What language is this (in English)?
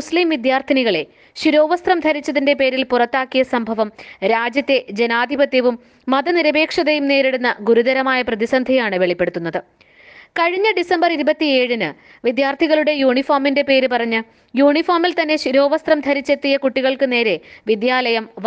Malayalam